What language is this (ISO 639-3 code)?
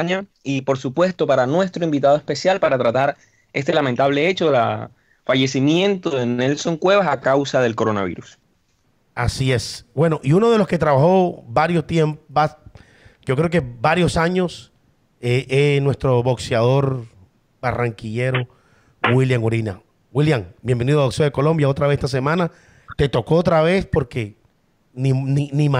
spa